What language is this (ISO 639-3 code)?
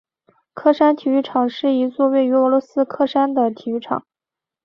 zho